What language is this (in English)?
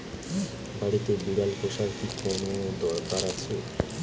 Bangla